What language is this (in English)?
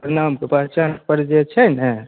Maithili